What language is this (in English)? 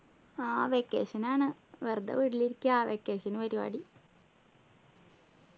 Malayalam